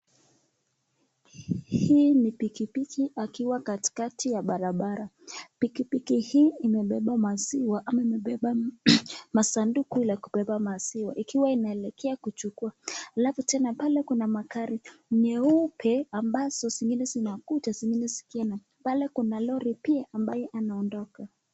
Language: Swahili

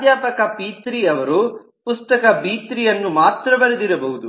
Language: Kannada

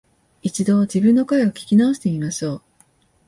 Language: Japanese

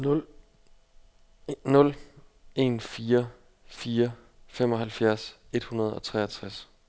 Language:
Danish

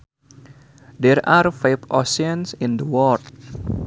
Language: Sundanese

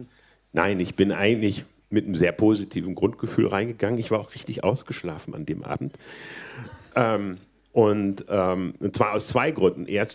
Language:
German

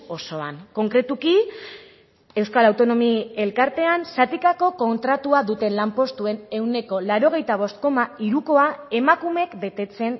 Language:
Basque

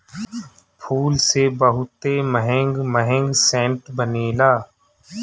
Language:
Bhojpuri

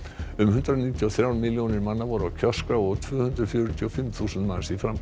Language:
Icelandic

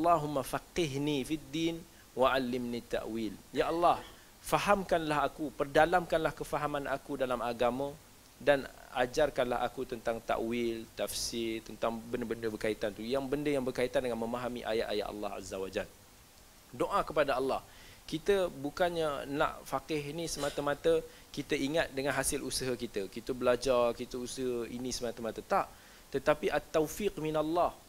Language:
Malay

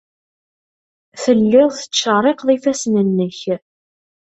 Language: Kabyle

